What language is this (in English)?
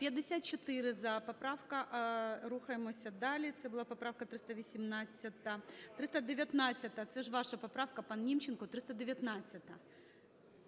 Ukrainian